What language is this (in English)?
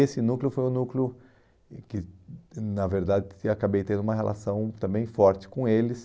Portuguese